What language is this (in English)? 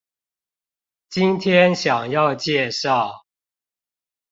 Chinese